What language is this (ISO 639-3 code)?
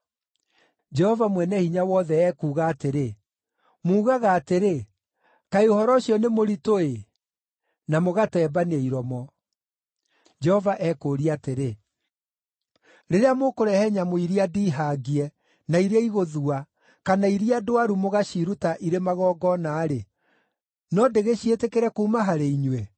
kik